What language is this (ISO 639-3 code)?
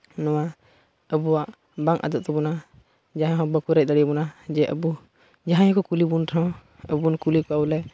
sat